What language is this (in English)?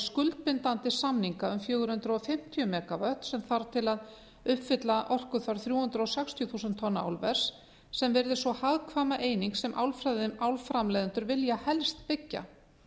Icelandic